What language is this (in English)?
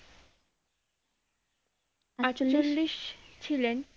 Bangla